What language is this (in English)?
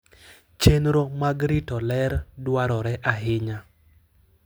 Luo (Kenya and Tanzania)